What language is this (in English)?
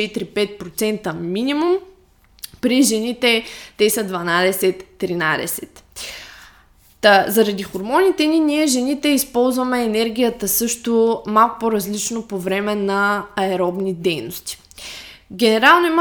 Bulgarian